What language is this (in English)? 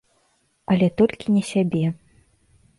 Belarusian